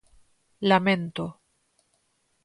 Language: Galician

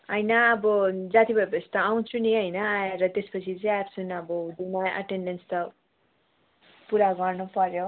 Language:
Nepali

